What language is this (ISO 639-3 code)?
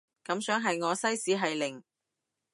yue